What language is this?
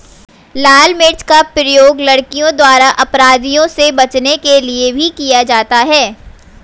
Hindi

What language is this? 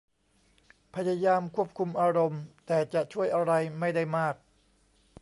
Thai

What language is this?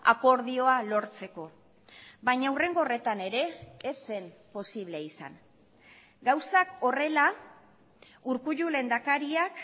Basque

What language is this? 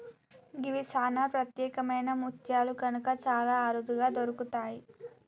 Telugu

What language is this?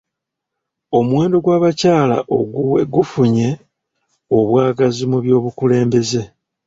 Ganda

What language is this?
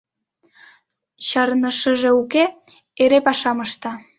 Mari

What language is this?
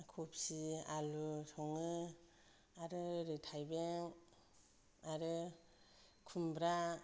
Bodo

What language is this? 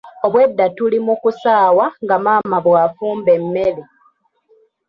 Ganda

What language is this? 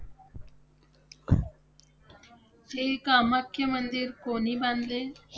Marathi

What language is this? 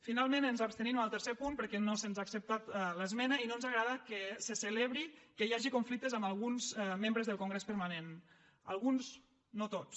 Catalan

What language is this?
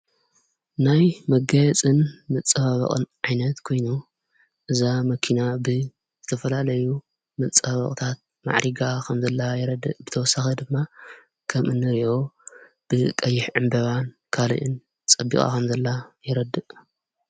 Tigrinya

